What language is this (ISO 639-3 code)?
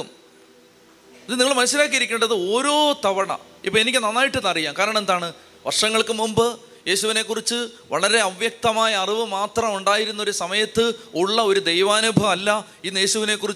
mal